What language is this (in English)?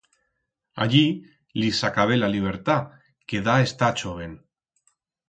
Aragonese